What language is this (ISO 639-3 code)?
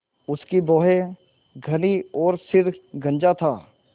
hin